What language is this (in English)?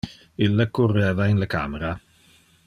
Interlingua